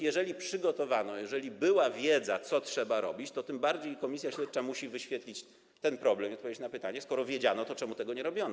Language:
Polish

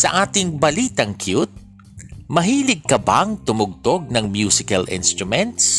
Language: Filipino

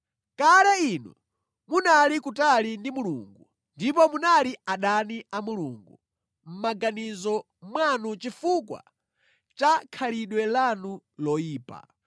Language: Nyanja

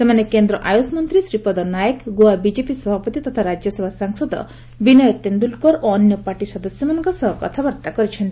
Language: Odia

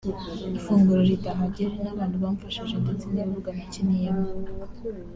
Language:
Kinyarwanda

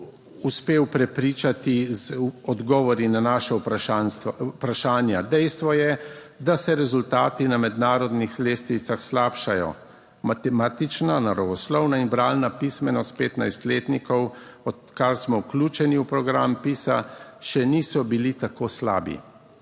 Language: Slovenian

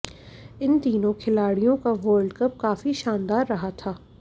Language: Hindi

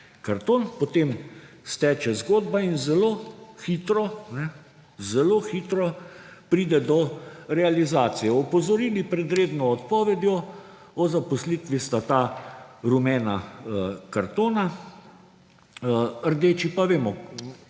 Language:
Slovenian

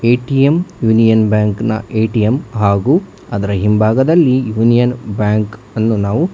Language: Kannada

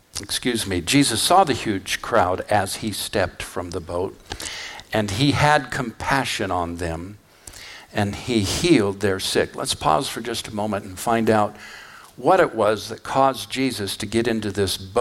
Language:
English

